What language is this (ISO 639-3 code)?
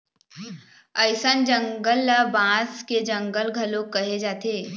hne